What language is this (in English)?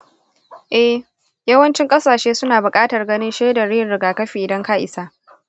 Hausa